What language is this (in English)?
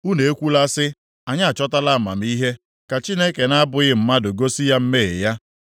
Igbo